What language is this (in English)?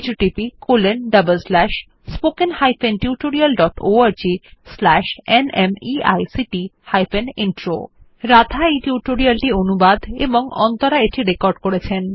Bangla